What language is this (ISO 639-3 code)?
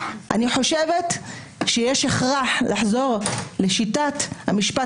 heb